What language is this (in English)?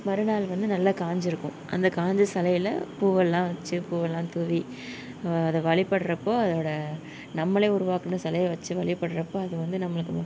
Tamil